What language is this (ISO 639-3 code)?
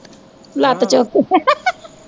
pan